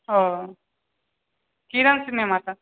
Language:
Maithili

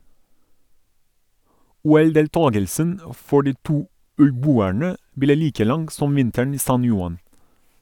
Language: Norwegian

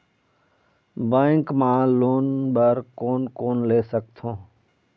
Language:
Chhattisgarhi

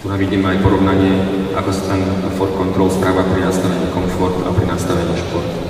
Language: Slovak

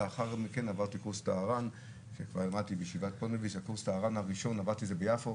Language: Hebrew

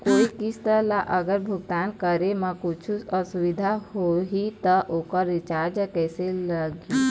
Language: Chhattisgarhi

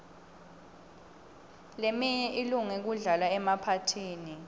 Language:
Swati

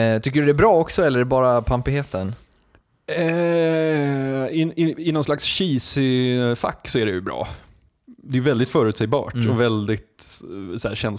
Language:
Swedish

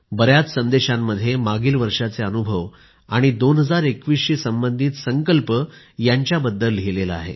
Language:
Marathi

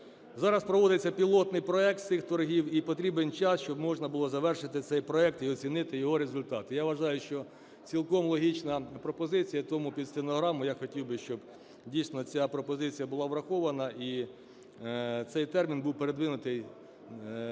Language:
Ukrainian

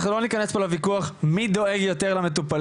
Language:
Hebrew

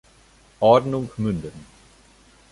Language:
German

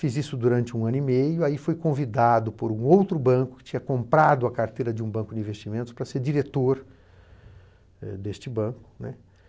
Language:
Portuguese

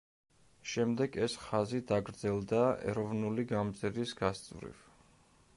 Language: Georgian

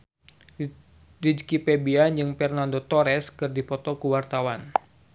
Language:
Sundanese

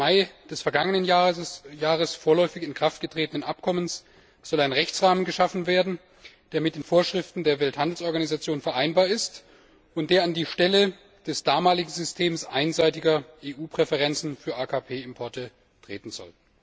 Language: German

